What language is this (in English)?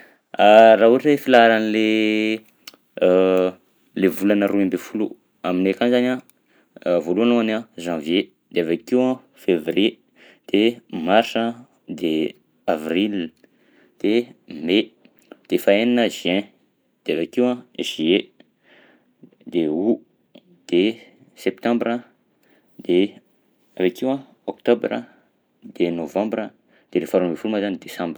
Southern Betsimisaraka Malagasy